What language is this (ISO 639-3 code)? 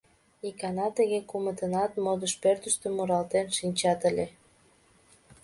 chm